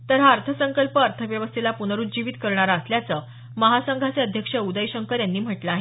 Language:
Marathi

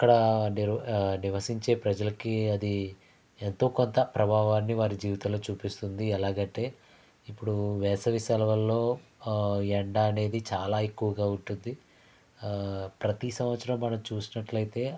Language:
Telugu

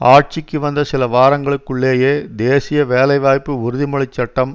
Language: Tamil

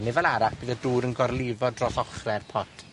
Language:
Welsh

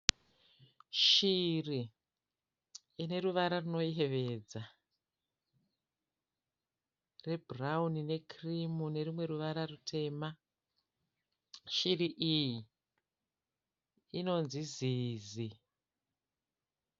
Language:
Shona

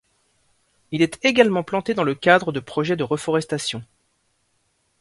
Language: French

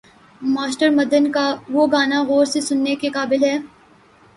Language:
Urdu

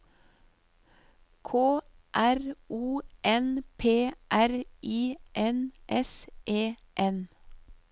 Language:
Norwegian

